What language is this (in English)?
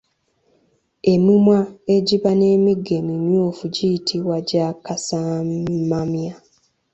Ganda